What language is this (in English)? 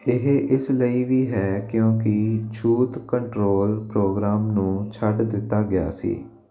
Punjabi